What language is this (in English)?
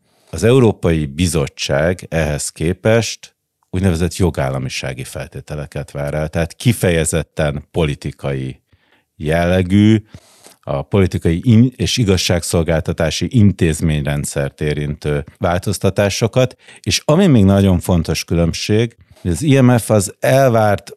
Hungarian